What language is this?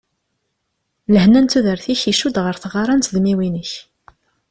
Kabyle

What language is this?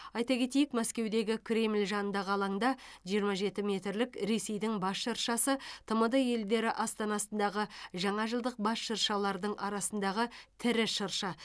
Kazakh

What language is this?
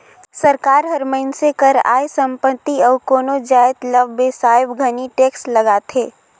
Chhattisgarhi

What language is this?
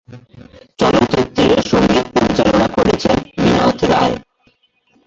Bangla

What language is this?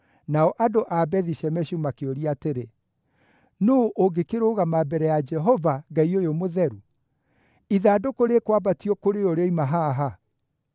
Kikuyu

